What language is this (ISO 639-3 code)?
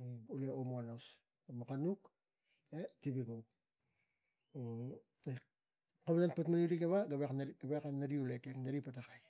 tgc